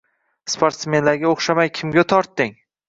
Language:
Uzbek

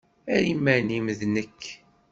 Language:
Kabyle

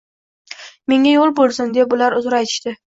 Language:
Uzbek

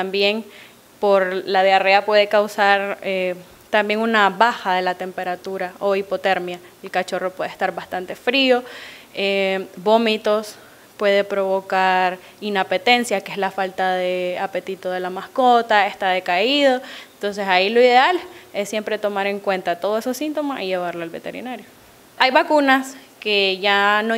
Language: Spanish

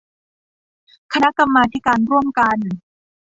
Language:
Thai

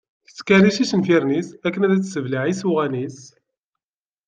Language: Kabyle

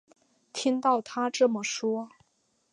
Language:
Chinese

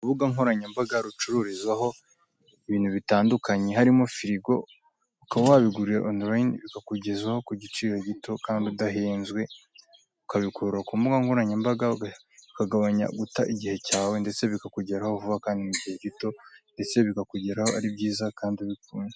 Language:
Kinyarwanda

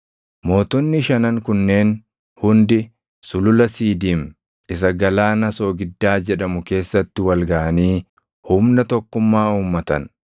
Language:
Oromo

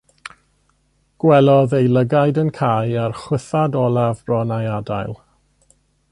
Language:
Welsh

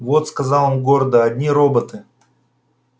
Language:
Russian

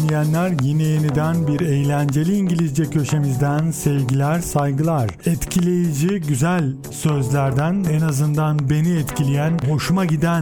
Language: Turkish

